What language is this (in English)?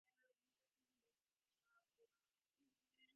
Divehi